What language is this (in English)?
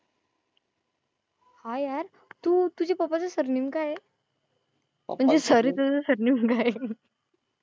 Marathi